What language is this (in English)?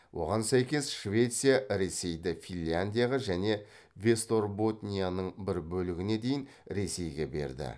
Kazakh